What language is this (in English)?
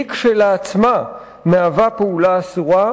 Hebrew